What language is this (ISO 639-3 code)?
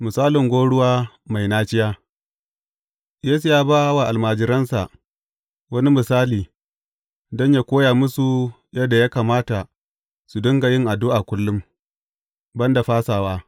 hau